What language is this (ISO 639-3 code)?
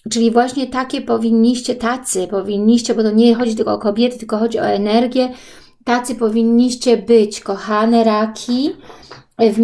pol